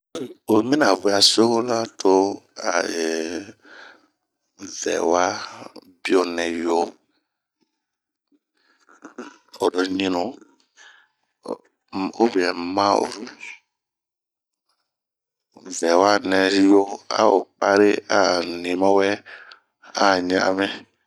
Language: Bomu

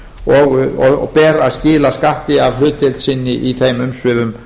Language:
Icelandic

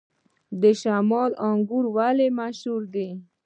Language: Pashto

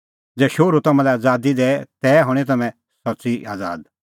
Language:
Kullu Pahari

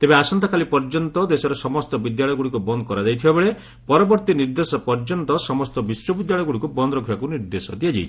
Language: Odia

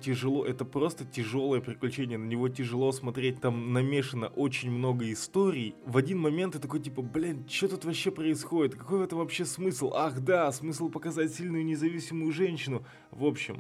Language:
Russian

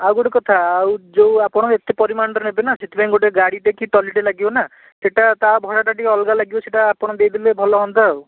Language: Odia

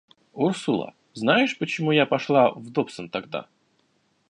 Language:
Russian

